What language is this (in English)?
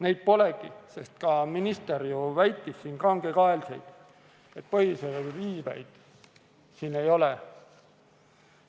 Estonian